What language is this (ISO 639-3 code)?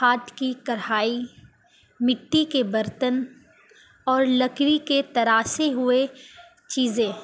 urd